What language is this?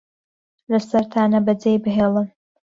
Central Kurdish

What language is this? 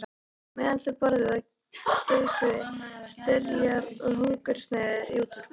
Icelandic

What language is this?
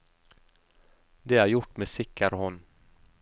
Norwegian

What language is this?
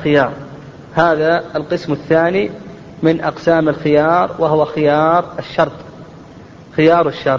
Arabic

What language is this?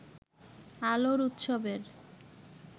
Bangla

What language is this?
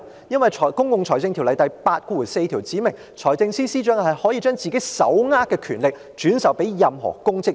Cantonese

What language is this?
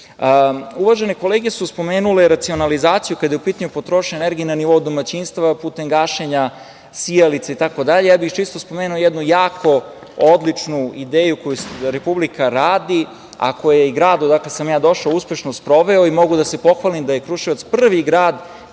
Serbian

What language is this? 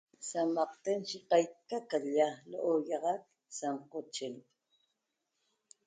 Toba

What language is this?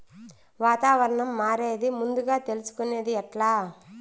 Telugu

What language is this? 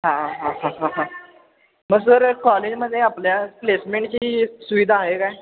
Marathi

